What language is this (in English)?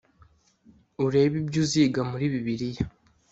Kinyarwanda